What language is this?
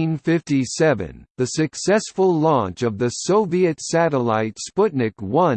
English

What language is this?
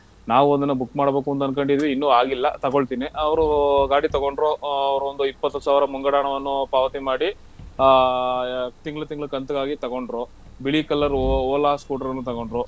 Kannada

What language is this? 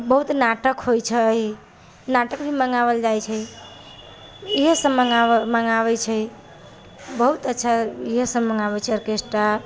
Maithili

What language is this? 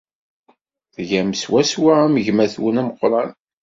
Kabyle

